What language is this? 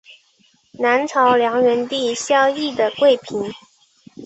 Chinese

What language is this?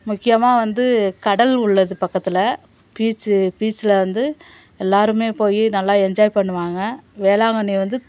Tamil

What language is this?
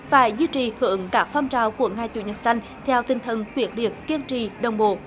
Vietnamese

